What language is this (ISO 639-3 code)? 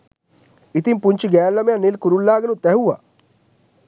sin